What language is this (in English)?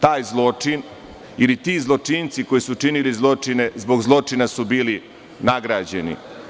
Serbian